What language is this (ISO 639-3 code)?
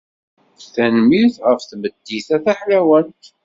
kab